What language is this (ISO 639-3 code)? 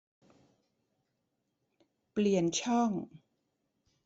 tha